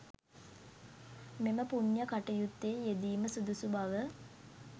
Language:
Sinhala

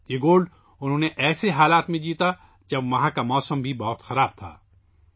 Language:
Urdu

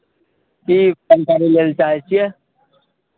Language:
Maithili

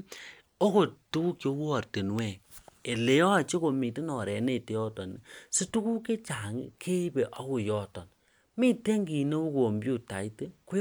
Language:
Kalenjin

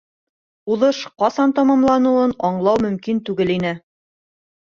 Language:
Bashkir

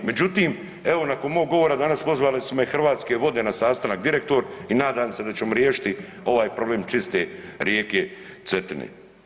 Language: Croatian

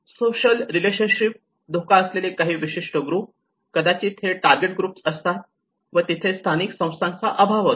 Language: Marathi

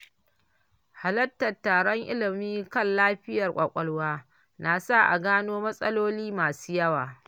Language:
Hausa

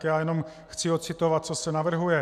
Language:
Czech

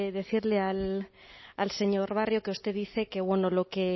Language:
Spanish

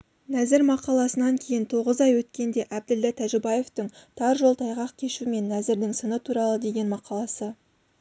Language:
Kazakh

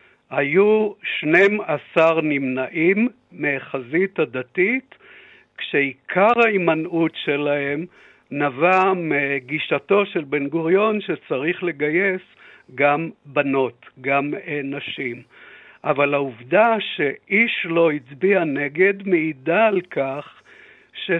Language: Hebrew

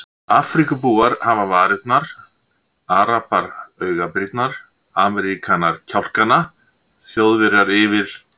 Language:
Icelandic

